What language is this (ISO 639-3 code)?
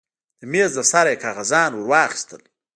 pus